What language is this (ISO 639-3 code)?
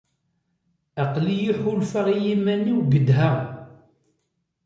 kab